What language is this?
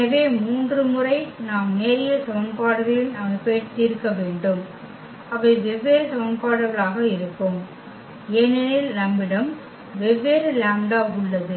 Tamil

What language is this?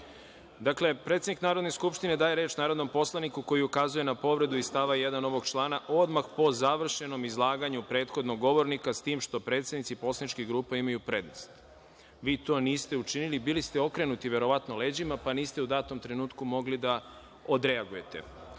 Serbian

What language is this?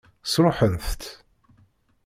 Kabyle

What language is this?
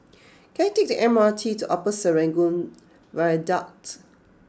English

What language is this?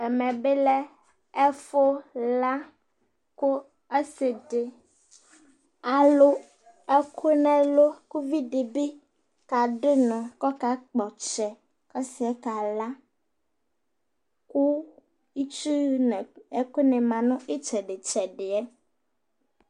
Ikposo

